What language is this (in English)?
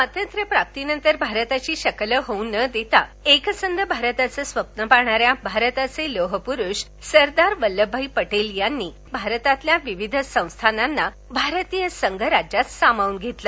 Marathi